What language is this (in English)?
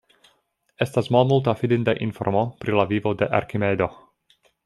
Esperanto